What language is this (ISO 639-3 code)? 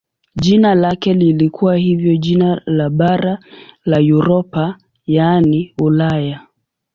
swa